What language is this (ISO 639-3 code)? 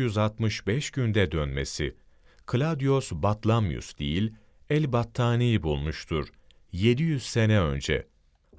tur